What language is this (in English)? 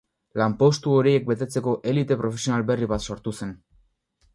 Basque